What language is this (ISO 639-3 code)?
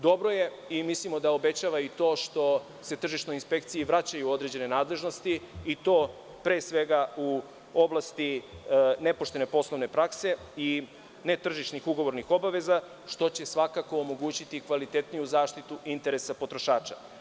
srp